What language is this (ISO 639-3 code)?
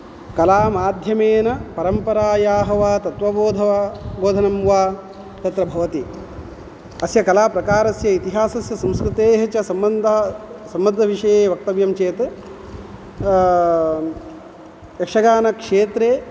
san